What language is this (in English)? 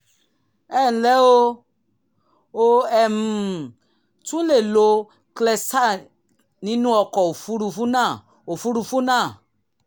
Yoruba